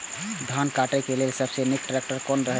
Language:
Maithili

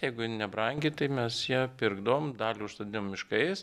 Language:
Lithuanian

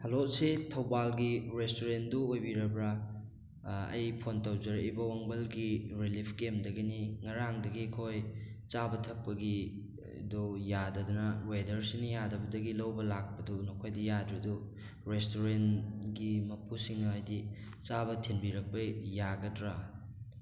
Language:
Manipuri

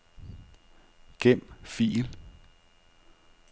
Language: Danish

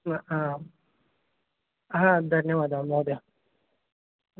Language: Sanskrit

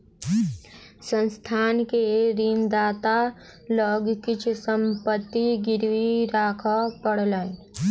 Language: Maithili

